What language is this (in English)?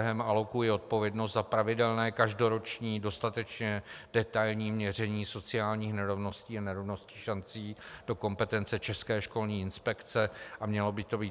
Czech